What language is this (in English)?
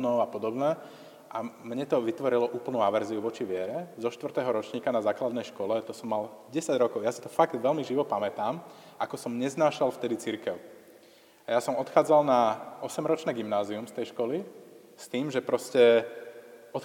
Slovak